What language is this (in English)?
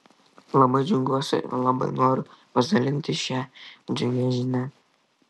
Lithuanian